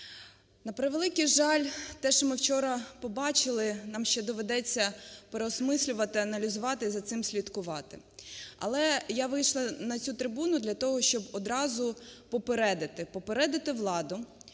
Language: Ukrainian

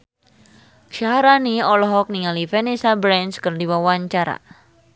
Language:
Sundanese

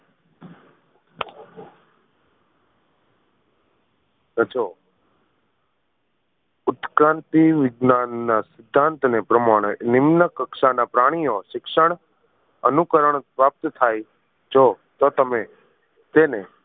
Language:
Gujarati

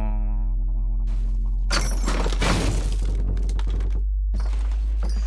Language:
Turkish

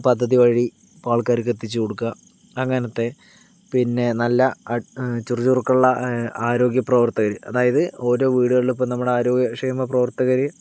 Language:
Malayalam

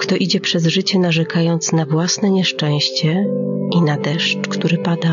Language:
Polish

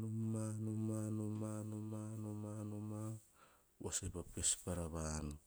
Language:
Hahon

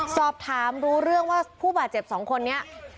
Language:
Thai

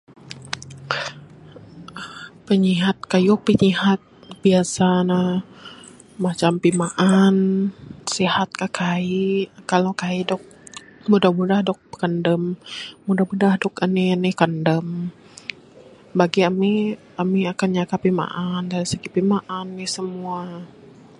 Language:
Bukar-Sadung Bidayuh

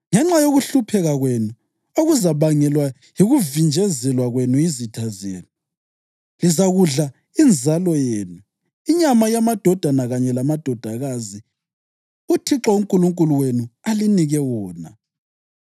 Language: North Ndebele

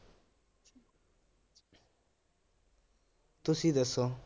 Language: Punjabi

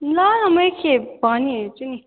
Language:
Nepali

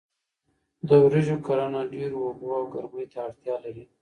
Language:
Pashto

